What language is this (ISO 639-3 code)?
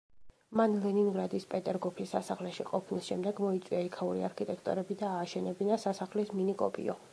kat